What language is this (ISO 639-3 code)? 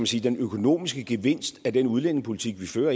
dan